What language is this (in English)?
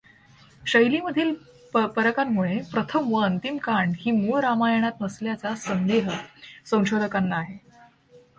Marathi